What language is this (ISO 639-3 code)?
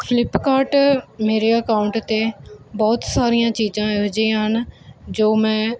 pan